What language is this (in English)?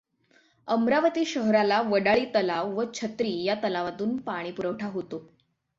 Marathi